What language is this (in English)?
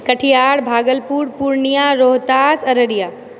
Maithili